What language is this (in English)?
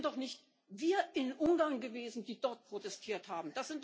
German